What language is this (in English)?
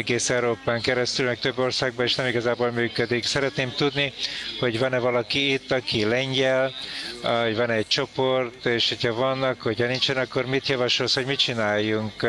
Hungarian